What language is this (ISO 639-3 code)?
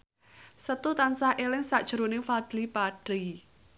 jav